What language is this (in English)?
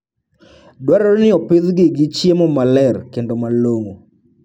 Luo (Kenya and Tanzania)